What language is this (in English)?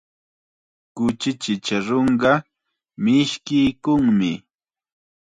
Chiquián Ancash Quechua